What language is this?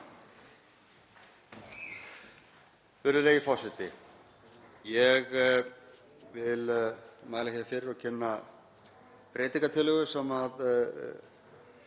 Icelandic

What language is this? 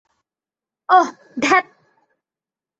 Bangla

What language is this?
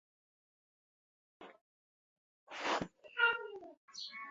Chinese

